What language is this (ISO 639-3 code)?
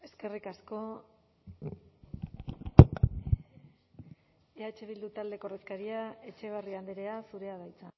eus